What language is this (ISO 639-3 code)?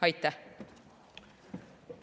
est